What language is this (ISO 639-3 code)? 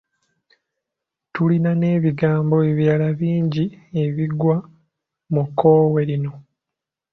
lug